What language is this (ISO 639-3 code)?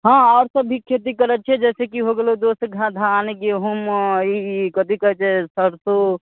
mai